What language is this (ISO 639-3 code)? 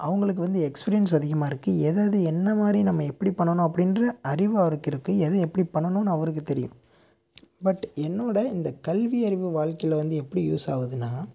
tam